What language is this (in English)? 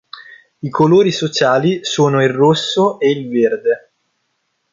Italian